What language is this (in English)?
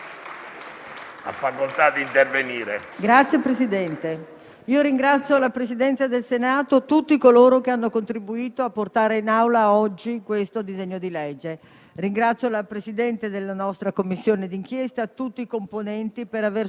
Italian